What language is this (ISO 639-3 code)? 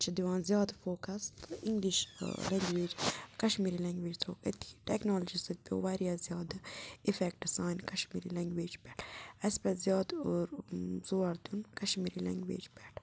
kas